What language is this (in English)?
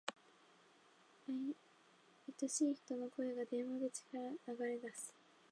Japanese